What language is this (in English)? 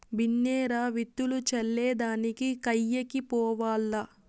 Telugu